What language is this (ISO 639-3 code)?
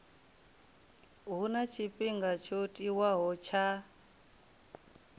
ven